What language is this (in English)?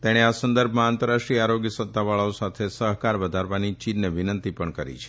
Gujarati